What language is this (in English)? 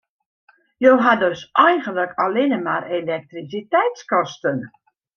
Western Frisian